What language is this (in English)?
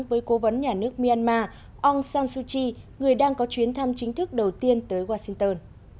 Vietnamese